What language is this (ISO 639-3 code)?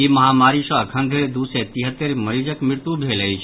mai